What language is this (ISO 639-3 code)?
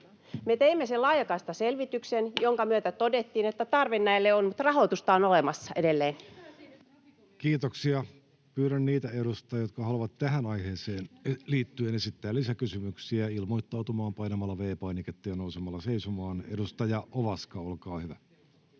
fin